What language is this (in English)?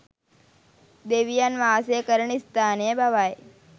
Sinhala